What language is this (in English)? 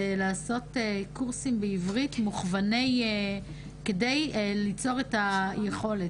Hebrew